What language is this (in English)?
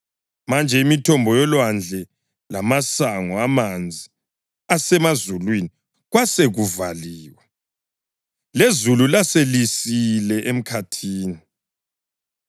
North Ndebele